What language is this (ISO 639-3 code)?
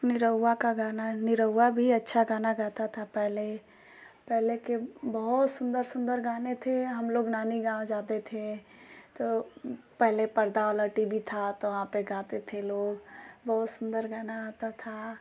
hin